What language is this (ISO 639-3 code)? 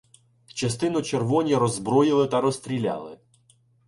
ukr